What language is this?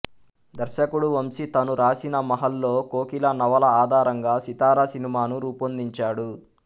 Telugu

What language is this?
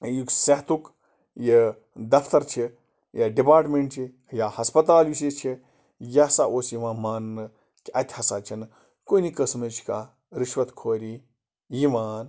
Kashmiri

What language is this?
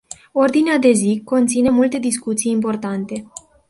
Romanian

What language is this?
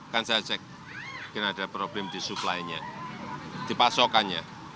Indonesian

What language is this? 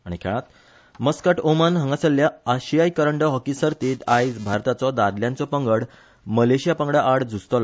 Konkani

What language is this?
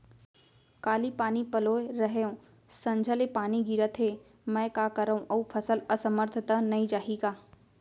Chhattisgarhi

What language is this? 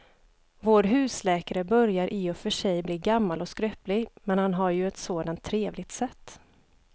Swedish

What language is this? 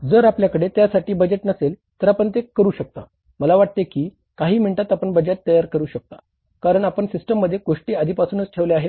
Marathi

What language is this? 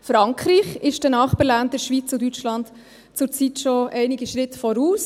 Swiss German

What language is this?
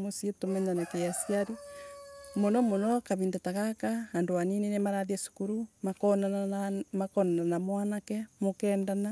Embu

